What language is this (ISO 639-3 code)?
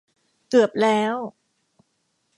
tha